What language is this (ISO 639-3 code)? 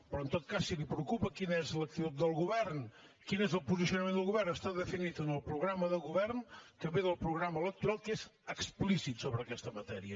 cat